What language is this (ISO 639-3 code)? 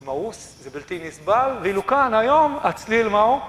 heb